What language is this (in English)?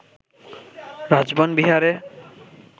Bangla